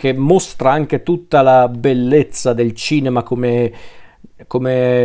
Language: Italian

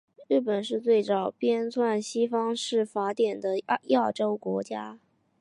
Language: Chinese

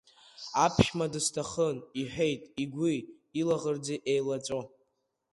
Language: Abkhazian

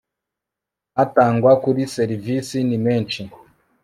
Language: Kinyarwanda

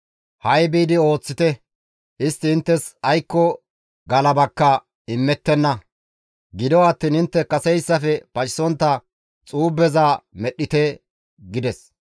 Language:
Gamo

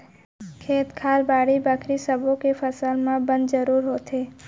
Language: Chhattisgarhi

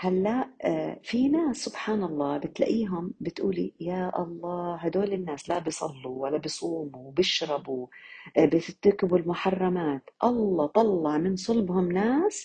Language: Arabic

